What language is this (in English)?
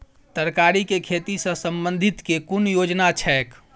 Maithili